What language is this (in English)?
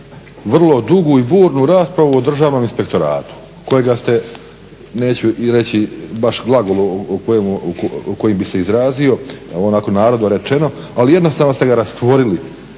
Croatian